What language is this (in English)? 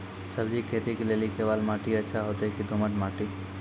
Maithili